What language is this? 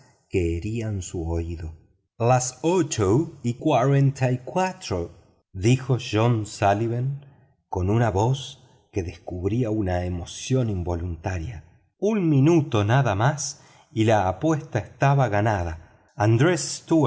Spanish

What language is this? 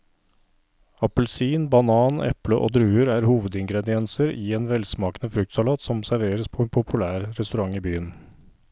Norwegian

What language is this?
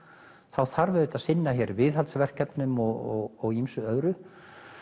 Icelandic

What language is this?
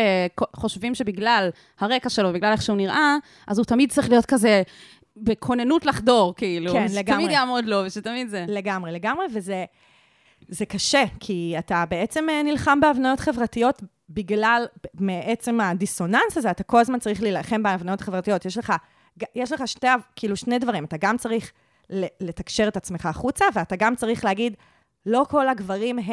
Hebrew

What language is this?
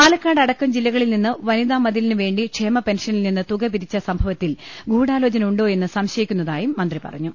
Malayalam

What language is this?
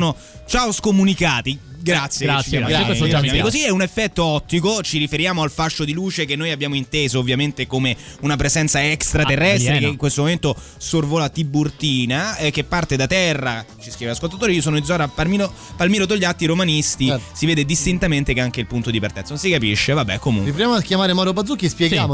Italian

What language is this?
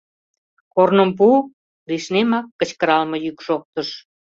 Mari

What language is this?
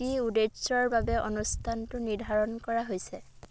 Assamese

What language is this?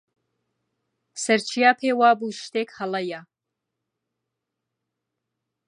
Central Kurdish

